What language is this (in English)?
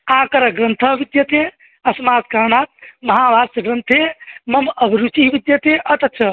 Sanskrit